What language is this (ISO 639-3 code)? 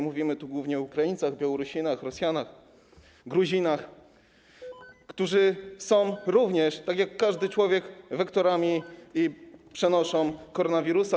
pol